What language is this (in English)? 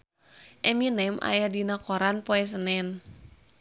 Sundanese